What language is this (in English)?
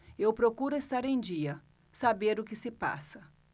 Portuguese